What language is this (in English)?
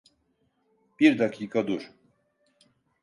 Turkish